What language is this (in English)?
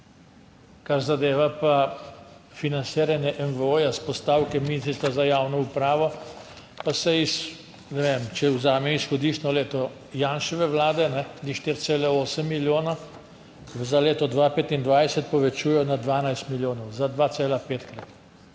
Slovenian